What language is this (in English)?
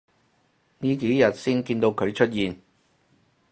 Cantonese